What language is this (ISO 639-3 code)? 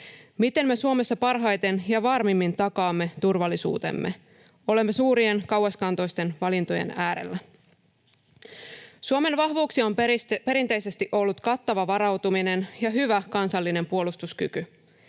fin